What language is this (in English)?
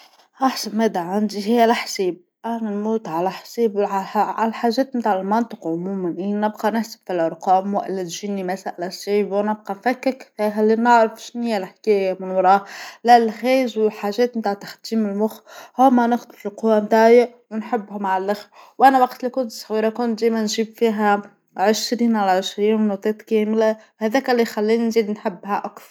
Tunisian Arabic